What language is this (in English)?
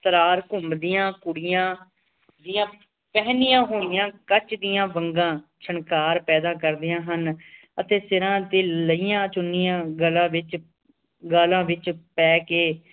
Punjabi